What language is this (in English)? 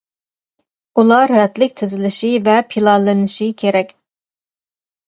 Uyghur